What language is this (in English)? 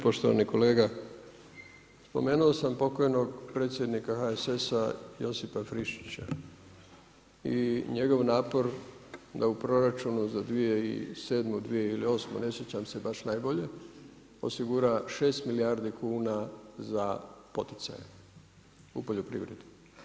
Croatian